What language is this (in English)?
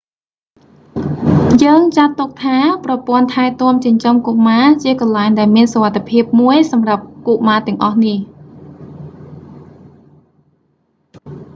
Khmer